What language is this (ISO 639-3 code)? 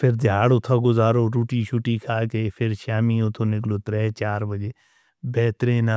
hno